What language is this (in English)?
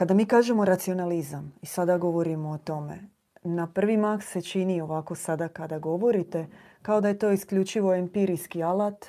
Croatian